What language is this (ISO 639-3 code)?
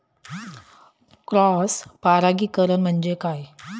mar